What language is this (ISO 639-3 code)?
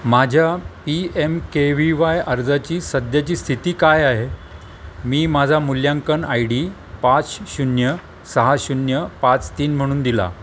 mar